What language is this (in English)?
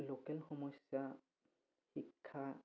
Assamese